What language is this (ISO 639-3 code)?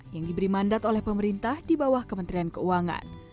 ind